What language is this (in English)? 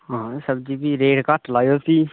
Dogri